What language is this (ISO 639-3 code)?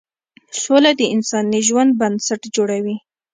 pus